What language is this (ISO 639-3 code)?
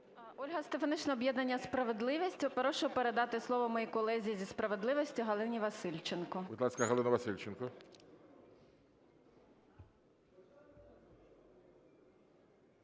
ukr